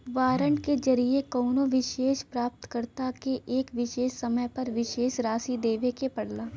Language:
Bhojpuri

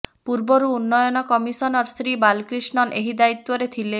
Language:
Odia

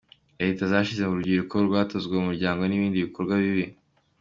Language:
Kinyarwanda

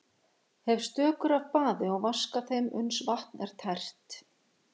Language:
Icelandic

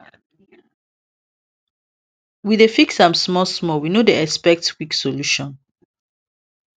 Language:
Nigerian Pidgin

